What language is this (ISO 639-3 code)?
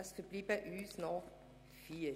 gsw